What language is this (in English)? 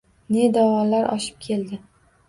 Uzbek